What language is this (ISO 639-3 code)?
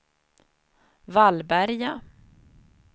swe